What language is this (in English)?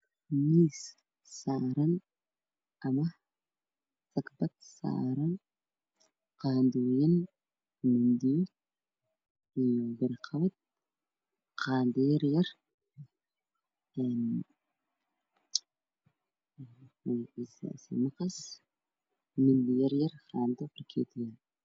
Somali